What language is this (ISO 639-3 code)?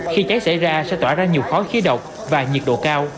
vie